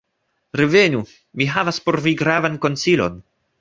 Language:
Esperanto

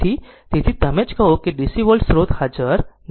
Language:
Gujarati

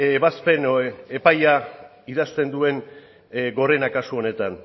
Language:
Basque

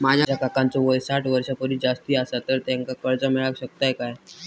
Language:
Marathi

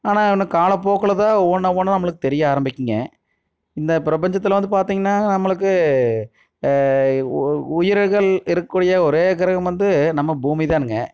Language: Tamil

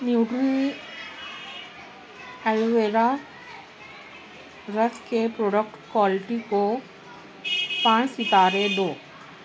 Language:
Urdu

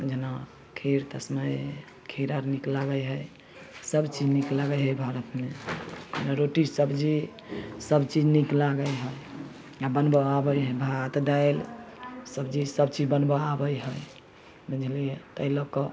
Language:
Maithili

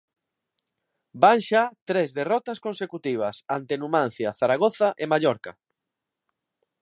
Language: Galician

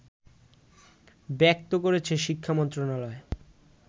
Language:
Bangla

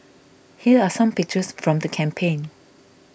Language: English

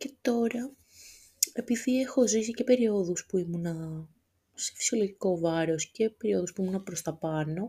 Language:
Greek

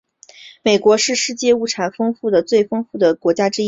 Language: Chinese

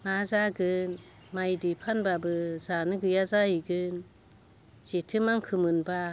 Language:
Bodo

